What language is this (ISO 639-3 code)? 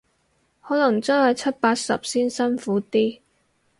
yue